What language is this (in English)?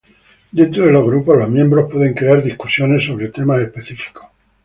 Spanish